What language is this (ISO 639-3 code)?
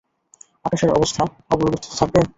ben